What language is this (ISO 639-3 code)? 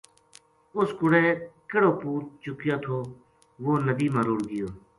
gju